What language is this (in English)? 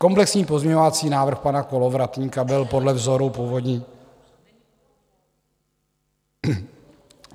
Czech